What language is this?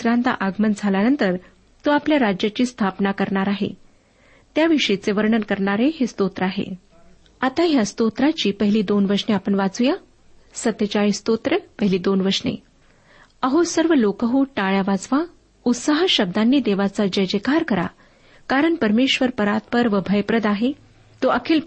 Marathi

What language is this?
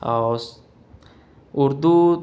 Urdu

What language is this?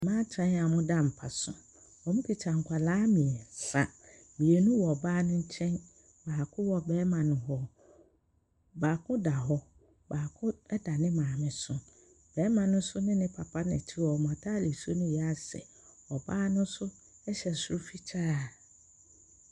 Akan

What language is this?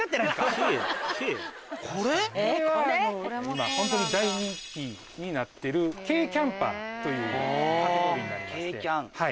Japanese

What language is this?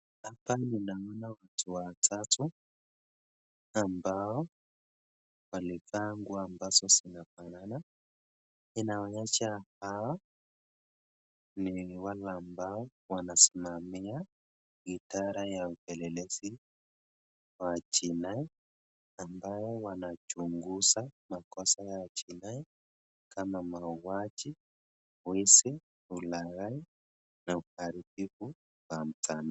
Swahili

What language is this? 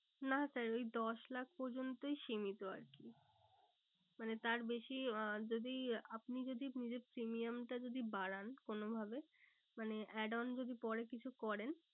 Bangla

